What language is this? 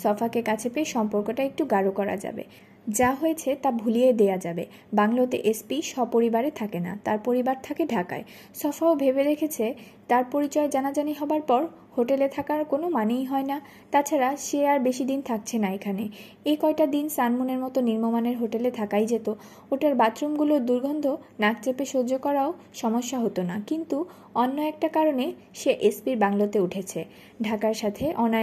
Bangla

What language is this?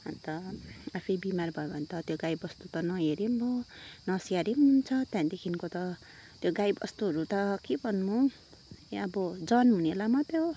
Nepali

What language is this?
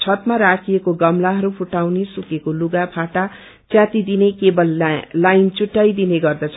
Nepali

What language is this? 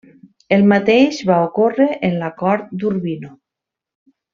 Catalan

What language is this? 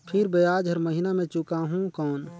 Chhattisgarhi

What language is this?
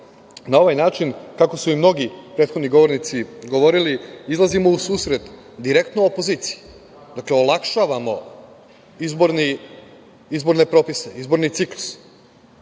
Serbian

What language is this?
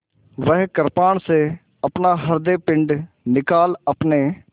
Hindi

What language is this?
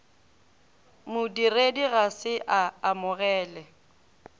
Northern Sotho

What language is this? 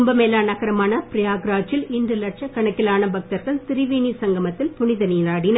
Tamil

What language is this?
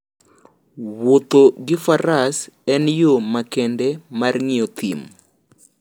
Luo (Kenya and Tanzania)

